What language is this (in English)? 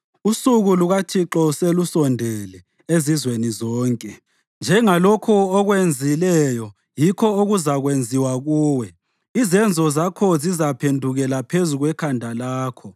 North Ndebele